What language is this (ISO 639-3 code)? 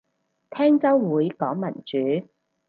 yue